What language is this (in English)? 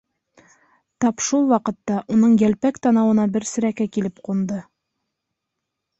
Bashkir